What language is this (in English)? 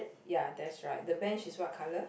English